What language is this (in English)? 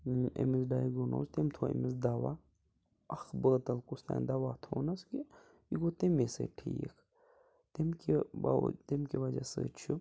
Kashmiri